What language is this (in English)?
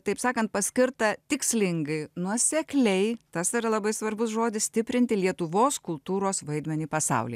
Lithuanian